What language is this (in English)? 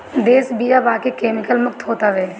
Bhojpuri